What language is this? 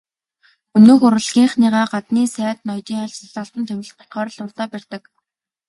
Mongolian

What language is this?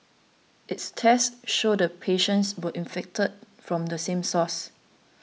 English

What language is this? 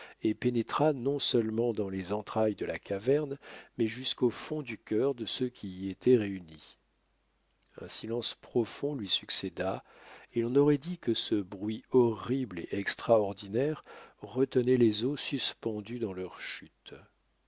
French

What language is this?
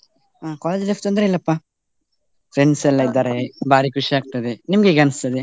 Kannada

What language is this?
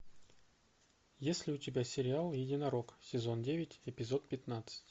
Russian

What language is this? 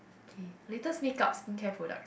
English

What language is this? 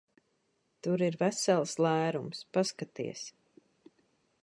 Latvian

